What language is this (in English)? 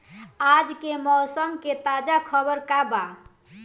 Bhojpuri